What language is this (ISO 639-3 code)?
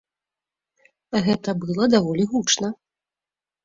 bel